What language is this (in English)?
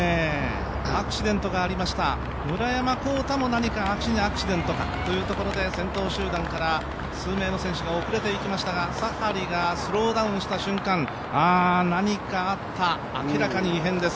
Japanese